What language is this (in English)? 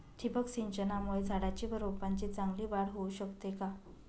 Marathi